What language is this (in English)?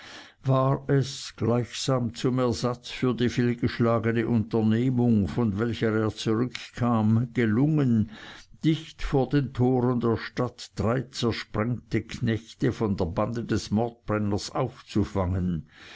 German